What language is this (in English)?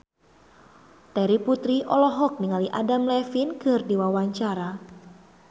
Sundanese